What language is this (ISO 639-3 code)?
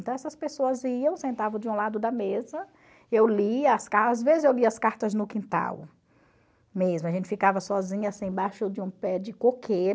por